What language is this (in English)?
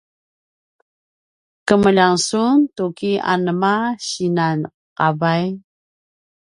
Paiwan